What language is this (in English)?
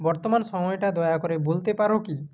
Bangla